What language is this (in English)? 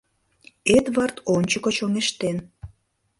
Mari